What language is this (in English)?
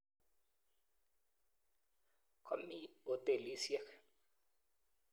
Kalenjin